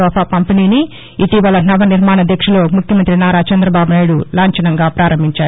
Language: Telugu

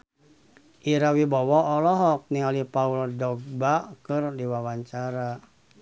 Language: Sundanese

